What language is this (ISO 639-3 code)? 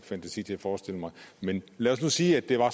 dan